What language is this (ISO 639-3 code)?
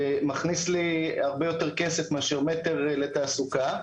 heb